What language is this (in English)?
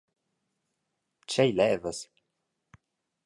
Romansh